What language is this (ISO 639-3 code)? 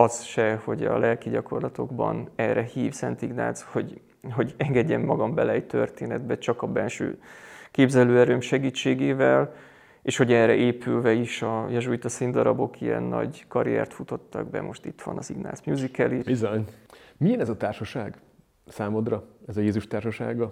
hun